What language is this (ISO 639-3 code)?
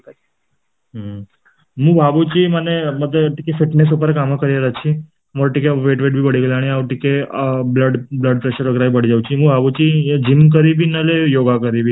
ori